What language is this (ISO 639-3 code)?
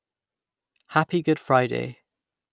eng